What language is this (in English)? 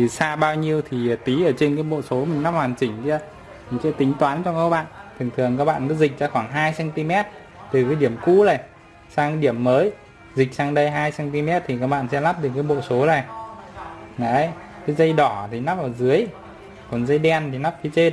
Vietnamese